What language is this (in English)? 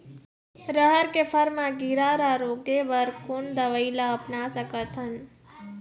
Chhattisgarhi